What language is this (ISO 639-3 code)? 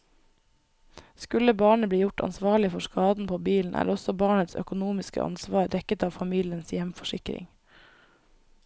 nor